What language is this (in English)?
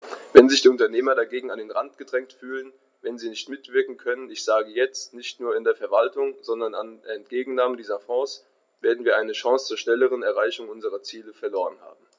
German